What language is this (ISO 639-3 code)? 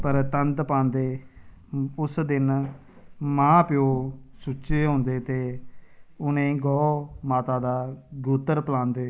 doi